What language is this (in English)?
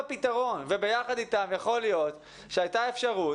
Hebrew